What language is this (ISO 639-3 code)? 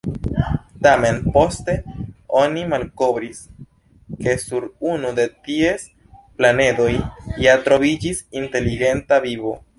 epo